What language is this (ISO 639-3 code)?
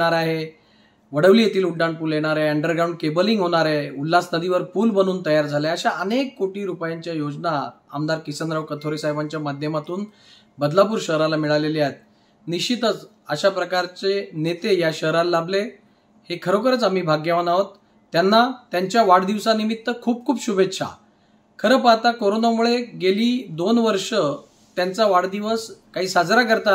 hin